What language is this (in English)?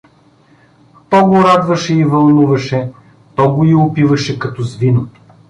Bulgarian